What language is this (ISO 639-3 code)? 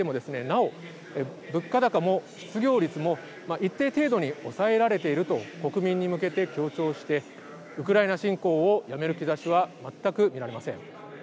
jpn